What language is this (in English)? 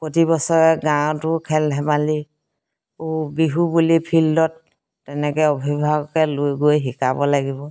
Assamese